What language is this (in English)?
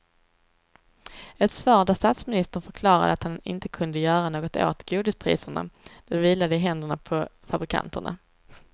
Swedish